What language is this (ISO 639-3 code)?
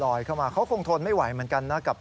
tha